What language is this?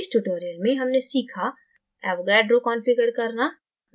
Hindi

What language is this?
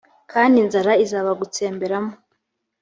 Kinyarwanda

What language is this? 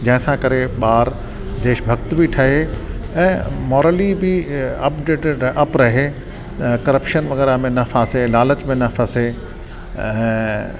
Sindhi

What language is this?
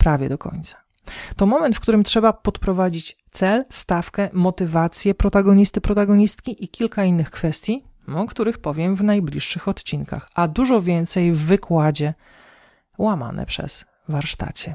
Polish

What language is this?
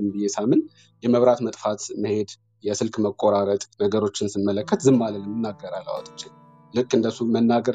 Amharic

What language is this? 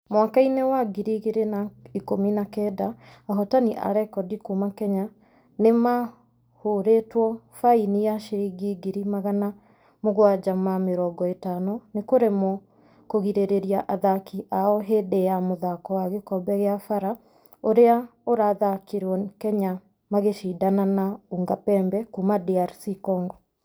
Kikuyu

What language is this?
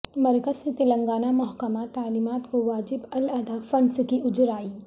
Urdu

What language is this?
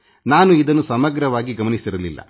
Kannada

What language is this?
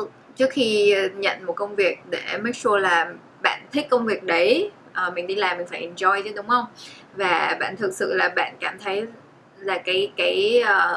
Vietnamese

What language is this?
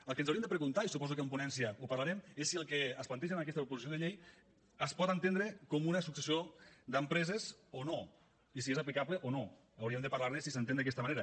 Catalan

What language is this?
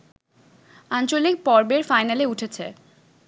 Bangla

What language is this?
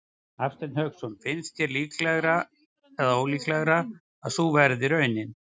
Icelandic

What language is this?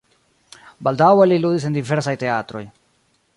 Esperanto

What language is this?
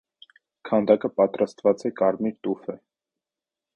Armenian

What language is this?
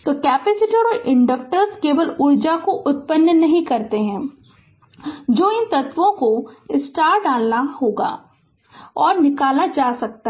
Hindi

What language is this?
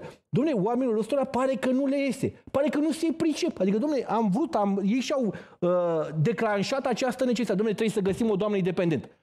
Romanian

